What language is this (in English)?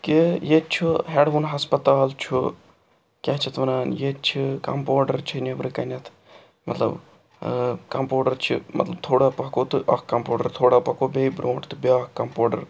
Kashmiri